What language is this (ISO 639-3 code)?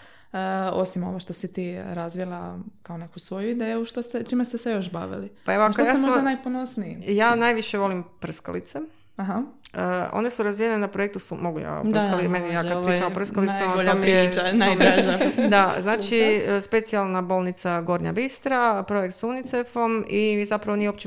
hrv